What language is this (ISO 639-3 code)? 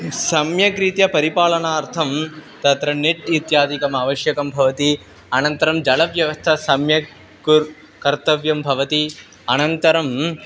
san